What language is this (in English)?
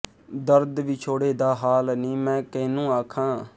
Punjabi